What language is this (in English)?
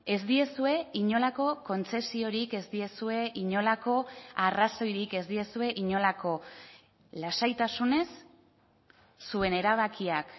Basque